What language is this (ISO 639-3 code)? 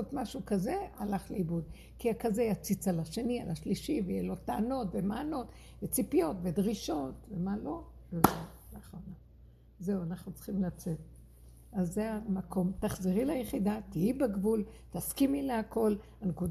heb